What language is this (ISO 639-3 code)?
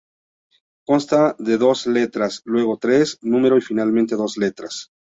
spa